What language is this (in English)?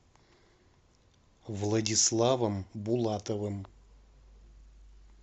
Russian